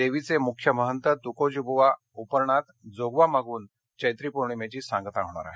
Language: Marathi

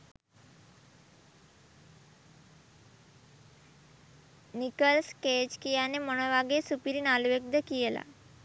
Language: Sinhala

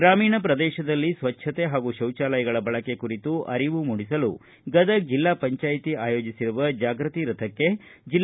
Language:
Kannada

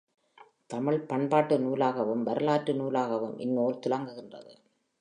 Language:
Tamil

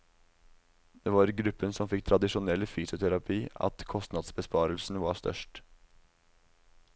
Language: Norwegian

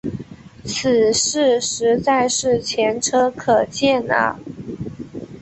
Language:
Chinese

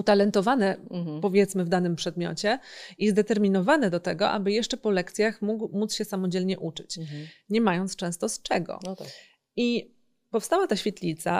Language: Polish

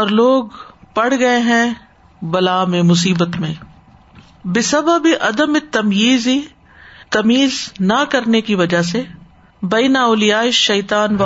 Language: Urdu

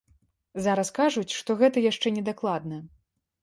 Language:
Belarusian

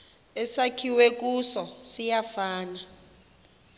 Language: Xhosa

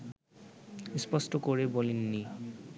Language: Bangla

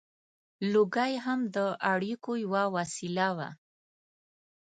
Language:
Pashto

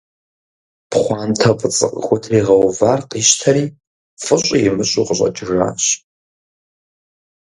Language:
Kabardian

